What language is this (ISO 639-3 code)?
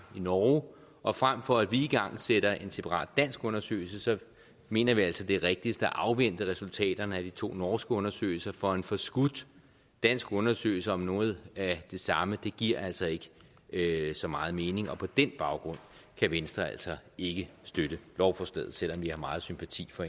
dan